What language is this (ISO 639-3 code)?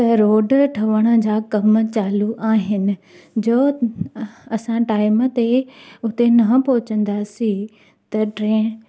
snd